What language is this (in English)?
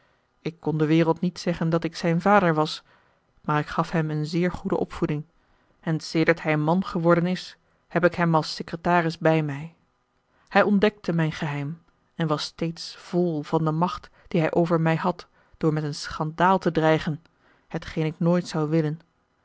Dutch